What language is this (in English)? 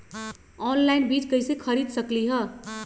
Magahi